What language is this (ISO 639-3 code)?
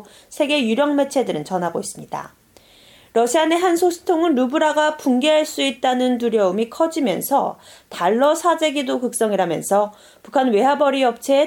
kor